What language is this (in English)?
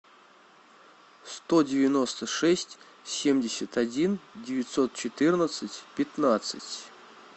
Russian